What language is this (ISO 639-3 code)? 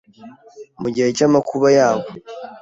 kin